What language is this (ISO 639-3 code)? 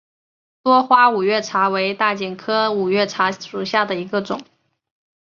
zho